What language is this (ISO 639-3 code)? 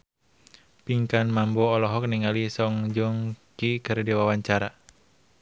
sun